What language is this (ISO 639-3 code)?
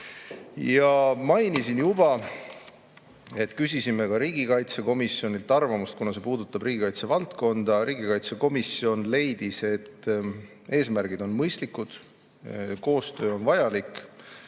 est